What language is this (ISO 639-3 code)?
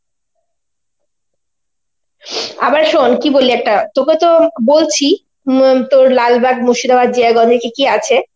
ben